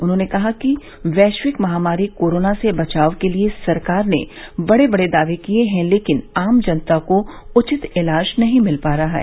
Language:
Hindi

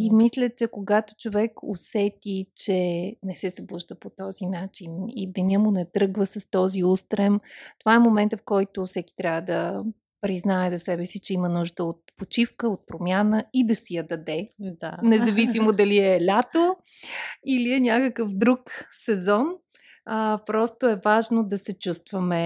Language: Bulgarian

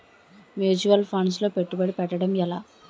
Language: Telugu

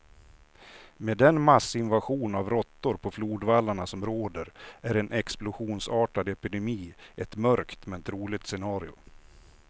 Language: Swedish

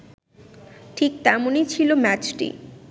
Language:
Bangla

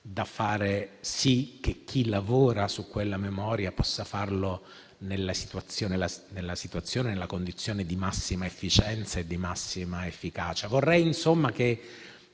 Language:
Italian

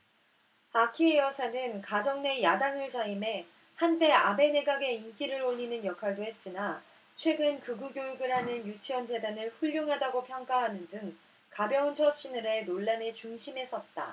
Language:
Korean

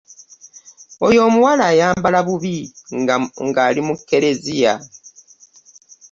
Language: Ganda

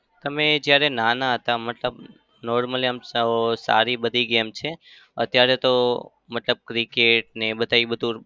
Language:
Gujarati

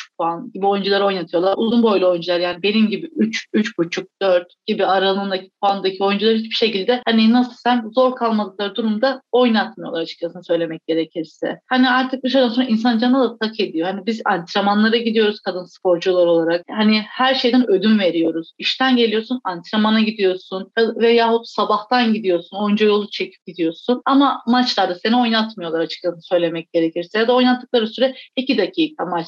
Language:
Turkish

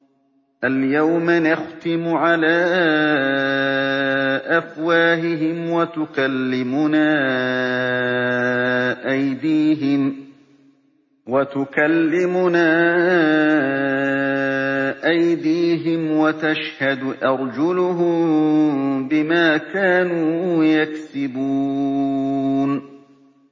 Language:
Arabic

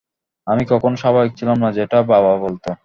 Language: Bangla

